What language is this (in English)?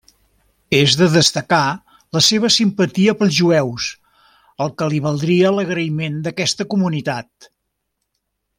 Catalan